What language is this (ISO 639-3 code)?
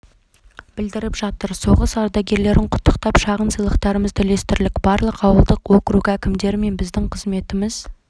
kaz